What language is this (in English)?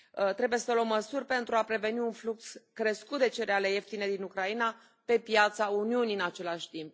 Romanian